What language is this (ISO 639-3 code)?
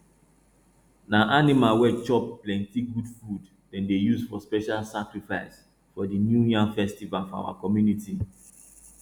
pcm